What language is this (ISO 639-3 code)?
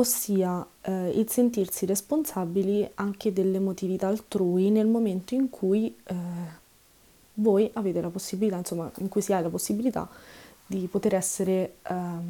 ita